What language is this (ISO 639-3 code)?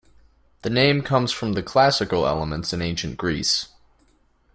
eng